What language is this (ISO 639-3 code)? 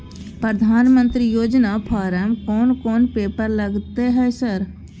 mai